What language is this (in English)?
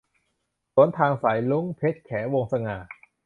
Thai